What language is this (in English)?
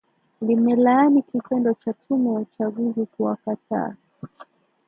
Swahili